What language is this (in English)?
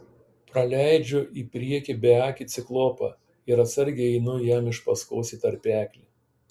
Lithuanian